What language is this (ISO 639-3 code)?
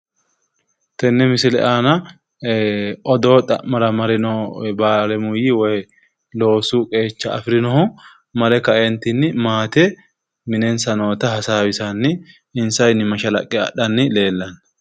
sid